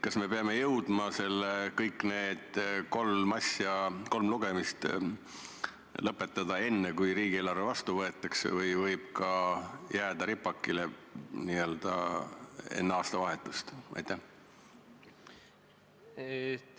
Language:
Estonian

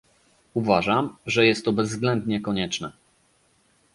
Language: Polish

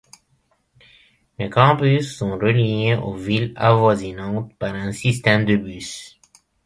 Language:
French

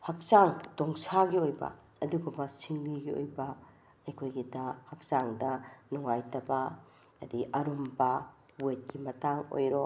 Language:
Manipuri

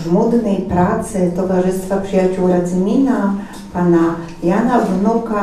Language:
Polish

